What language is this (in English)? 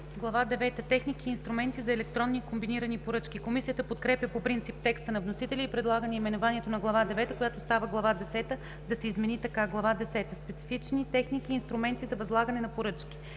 Bulgarian